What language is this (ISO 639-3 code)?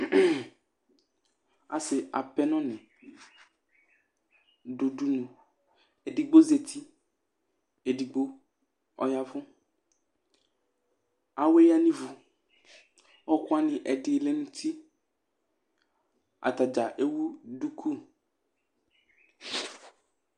kpo